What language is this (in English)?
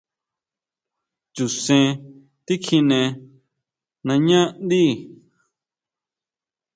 Huautla Mazatec